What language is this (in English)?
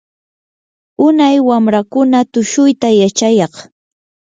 Yanahuanca Pasco Quechua